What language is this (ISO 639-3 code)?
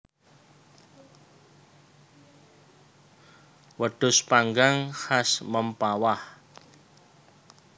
jav